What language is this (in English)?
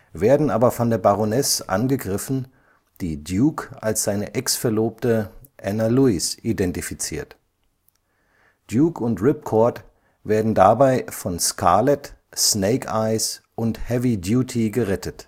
German